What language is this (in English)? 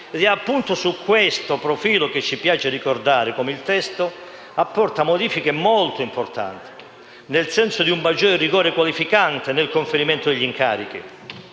Italian